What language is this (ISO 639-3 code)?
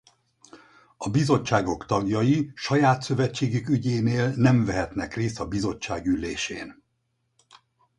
hun